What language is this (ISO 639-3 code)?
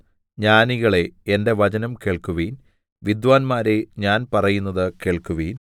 mal